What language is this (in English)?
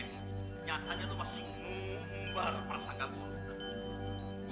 Indonesian